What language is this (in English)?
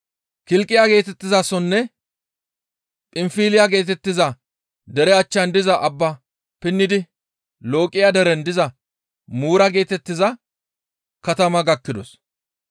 Gamo